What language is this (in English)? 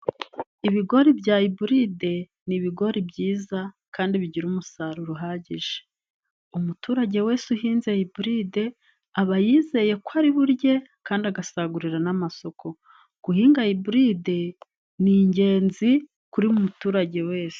Kinyarwanda